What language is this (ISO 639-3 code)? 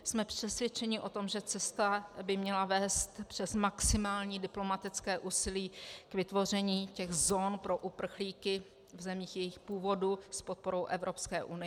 ces